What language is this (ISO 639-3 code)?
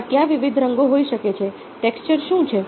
guj